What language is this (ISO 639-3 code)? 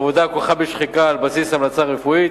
heb